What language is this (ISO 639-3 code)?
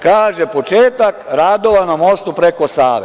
srp